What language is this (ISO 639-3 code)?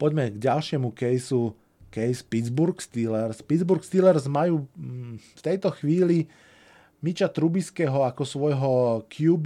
slk